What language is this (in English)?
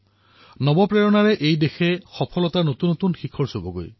Assamese